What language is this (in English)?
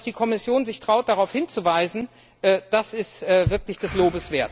German